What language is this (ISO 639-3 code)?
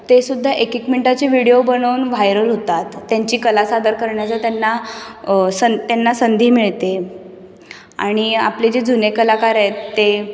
mar